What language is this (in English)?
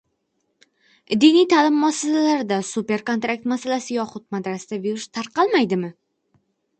Uzbek